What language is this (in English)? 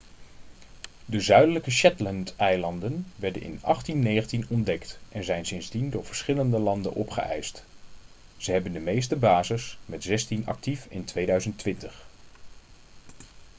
Dutch